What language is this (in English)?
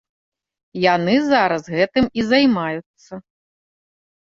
Belarusian